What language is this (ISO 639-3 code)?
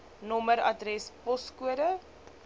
afr